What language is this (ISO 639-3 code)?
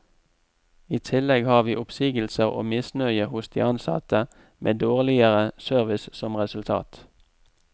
nor